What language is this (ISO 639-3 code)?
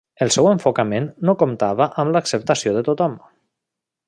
cat